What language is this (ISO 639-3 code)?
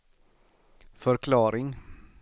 swe